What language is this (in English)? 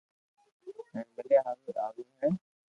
Loarki